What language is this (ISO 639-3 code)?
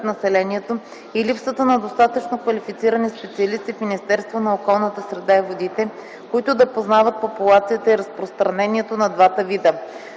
bul